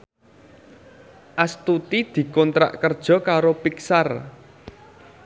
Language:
Javanese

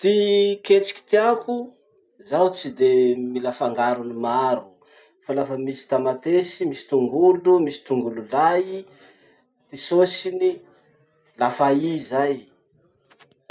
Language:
Masikoro Malagasy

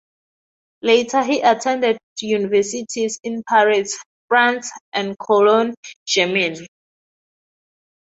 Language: English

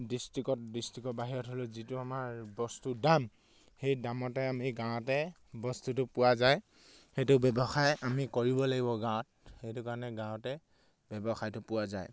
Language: Assamese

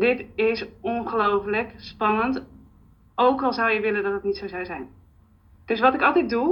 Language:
Dutch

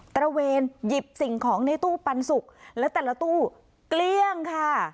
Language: Thai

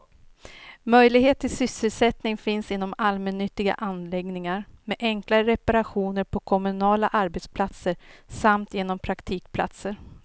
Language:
Swedish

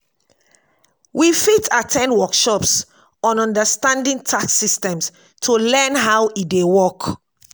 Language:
Nigerian Pidgin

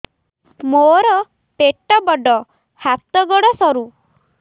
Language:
Odia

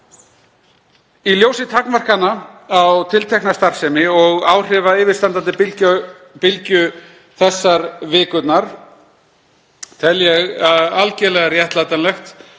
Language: Icelandic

